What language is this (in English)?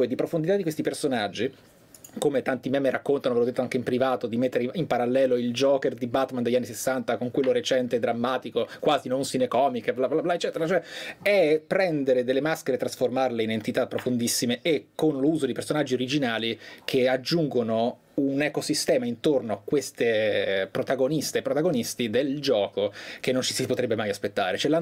Italian